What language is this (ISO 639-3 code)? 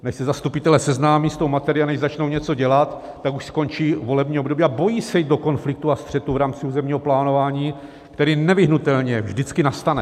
ces